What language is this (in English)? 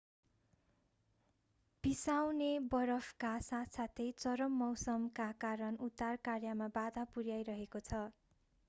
Nepali